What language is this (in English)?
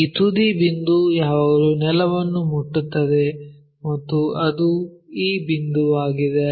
Kannada